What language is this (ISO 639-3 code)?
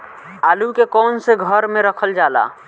bho